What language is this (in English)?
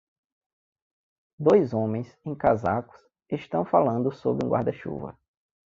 Portuguese